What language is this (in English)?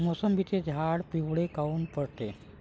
Marathi